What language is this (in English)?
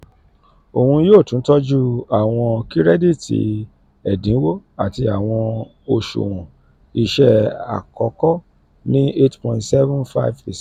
Yoruba